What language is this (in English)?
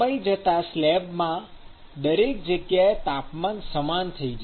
Gujarati